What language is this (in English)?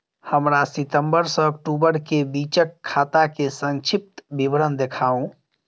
Maithili